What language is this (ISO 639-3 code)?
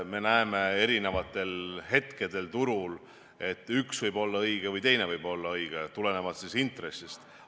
est